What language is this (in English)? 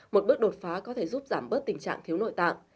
Vietnamese